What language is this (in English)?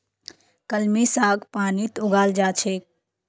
Magahi